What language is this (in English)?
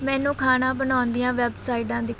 Punjabi